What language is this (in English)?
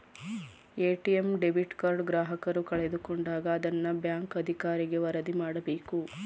Kannada